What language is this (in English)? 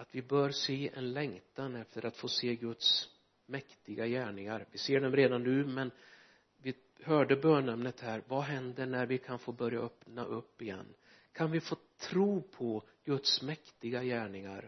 Swedish